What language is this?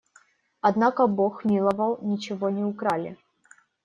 Russian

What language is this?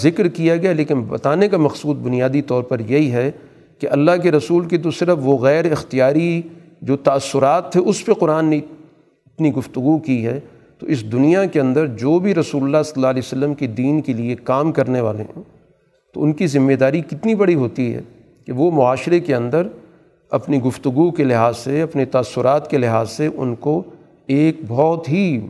Urdu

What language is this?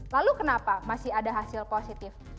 Indonesian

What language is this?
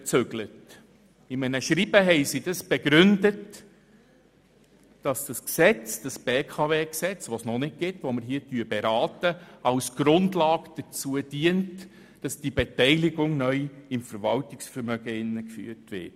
Swiss German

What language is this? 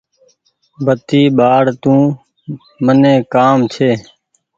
Goaria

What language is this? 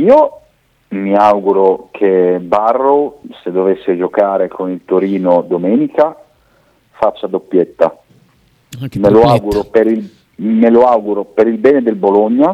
Italian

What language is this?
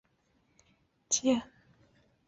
Chinese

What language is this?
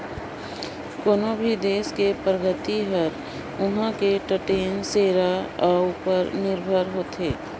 Chhattisgarhi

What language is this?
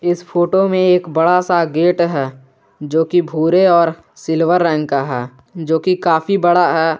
Hindi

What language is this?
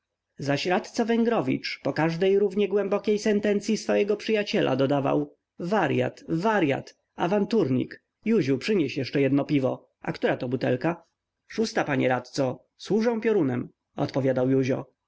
Polish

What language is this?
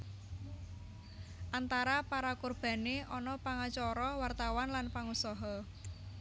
Javanese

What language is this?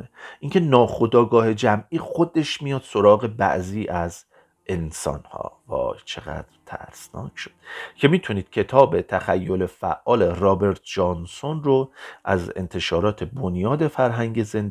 Persian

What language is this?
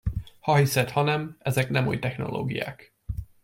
Hungarian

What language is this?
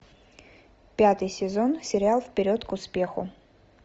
Russian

